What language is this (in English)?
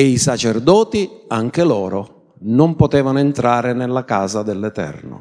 Italian